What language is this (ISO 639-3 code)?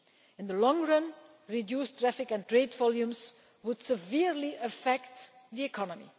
eng